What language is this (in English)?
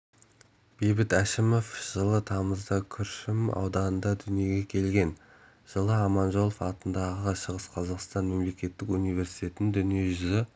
Kazakh